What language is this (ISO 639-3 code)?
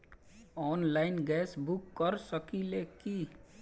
bho